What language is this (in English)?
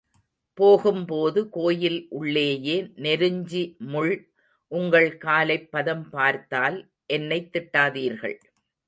Tamil